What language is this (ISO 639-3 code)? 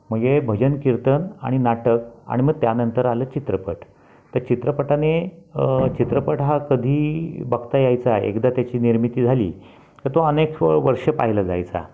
mar